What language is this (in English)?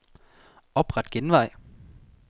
Danish